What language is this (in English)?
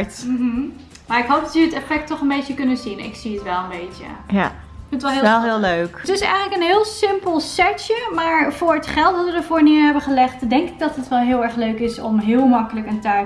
Dutch